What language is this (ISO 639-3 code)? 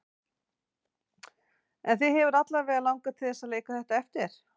isl